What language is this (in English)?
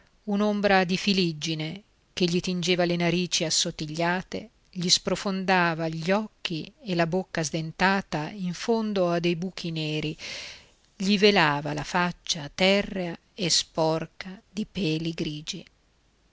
Italian